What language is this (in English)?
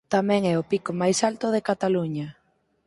Galician